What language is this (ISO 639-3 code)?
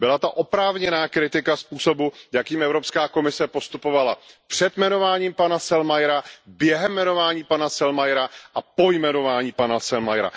ces